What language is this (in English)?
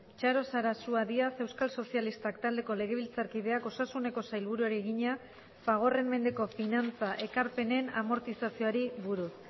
Basque